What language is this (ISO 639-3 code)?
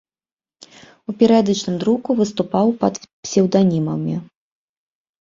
bel